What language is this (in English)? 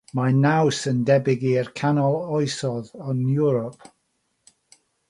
Welsh